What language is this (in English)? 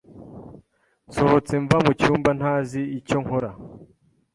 Kinyarwanda